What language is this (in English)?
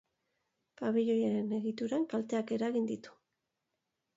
Basque